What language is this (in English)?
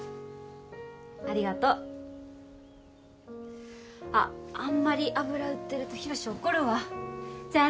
Japanese